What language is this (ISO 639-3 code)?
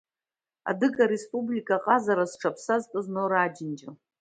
abk